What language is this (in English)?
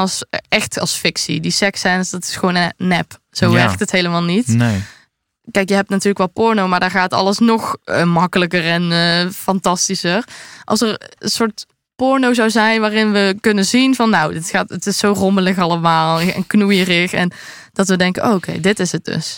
Dutch